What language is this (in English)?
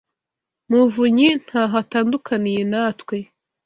Kinyarwanda